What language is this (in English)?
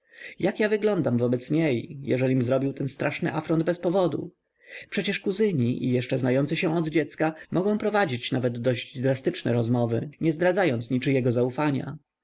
Polish